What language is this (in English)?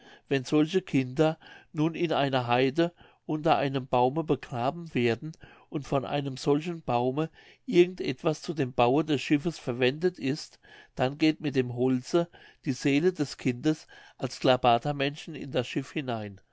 German